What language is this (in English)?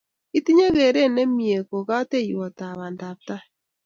Kalenjin